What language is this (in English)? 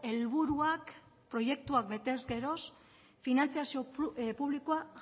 Basque